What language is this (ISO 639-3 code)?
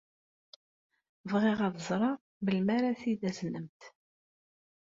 kab